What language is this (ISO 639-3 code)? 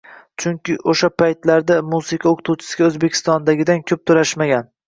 uzb